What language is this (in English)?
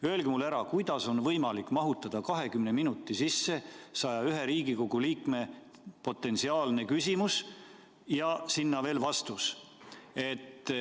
Estonian